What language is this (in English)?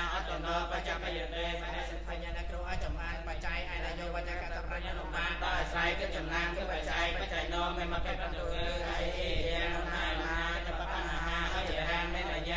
Spanish